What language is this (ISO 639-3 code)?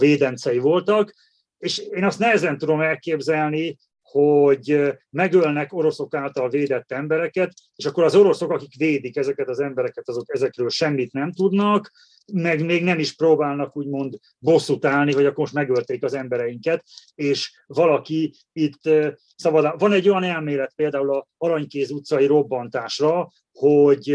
hun